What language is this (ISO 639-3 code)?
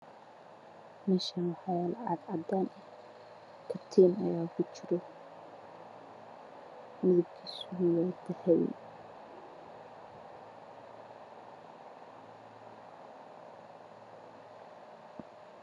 som